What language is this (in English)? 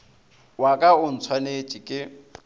Northern Sotho